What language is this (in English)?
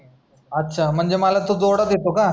Marathi